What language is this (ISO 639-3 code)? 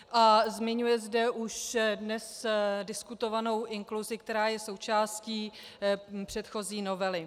ces